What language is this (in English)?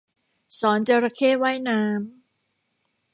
Thai